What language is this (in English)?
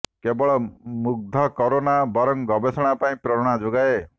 Odia